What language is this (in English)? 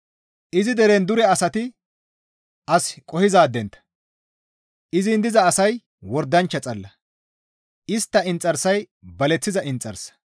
Gamo